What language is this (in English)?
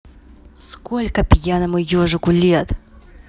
Russian